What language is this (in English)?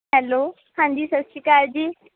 Punjabi